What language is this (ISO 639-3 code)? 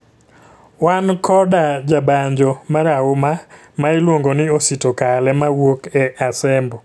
luo